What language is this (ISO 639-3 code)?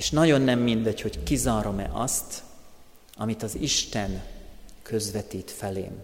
hun